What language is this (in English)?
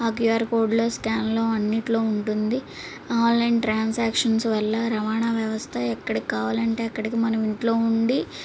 Telugu